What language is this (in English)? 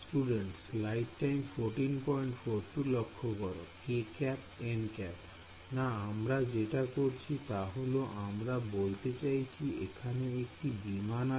Bangla